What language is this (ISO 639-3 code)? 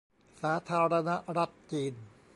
tha